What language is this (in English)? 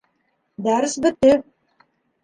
Bashkir